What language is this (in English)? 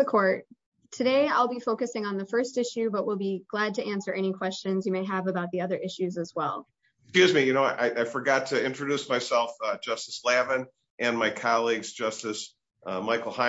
English